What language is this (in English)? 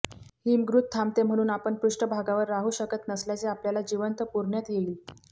Marathi